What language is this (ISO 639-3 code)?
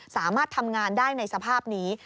tha